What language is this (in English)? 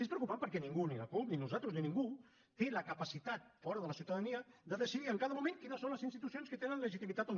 Catalan